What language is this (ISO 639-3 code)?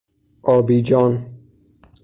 fas